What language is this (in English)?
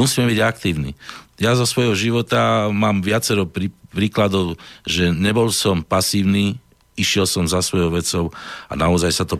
Slovak